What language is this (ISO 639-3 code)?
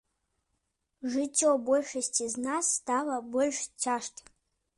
bel